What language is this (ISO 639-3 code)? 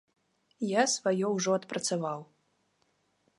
bel